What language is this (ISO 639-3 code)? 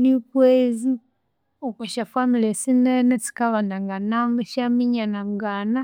koo